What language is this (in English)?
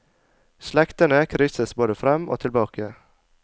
Norwegian